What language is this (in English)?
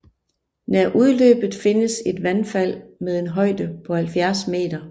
Danish